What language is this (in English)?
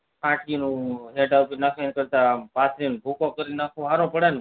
Gujarati